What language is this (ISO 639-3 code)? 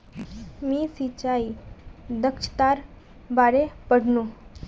mag